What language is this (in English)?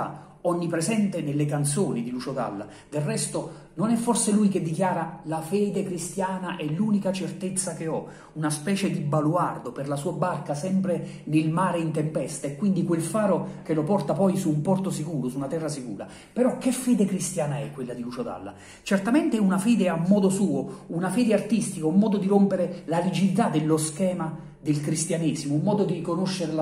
Italian